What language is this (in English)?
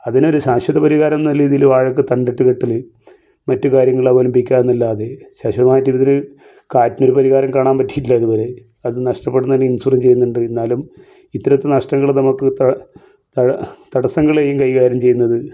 Malayalam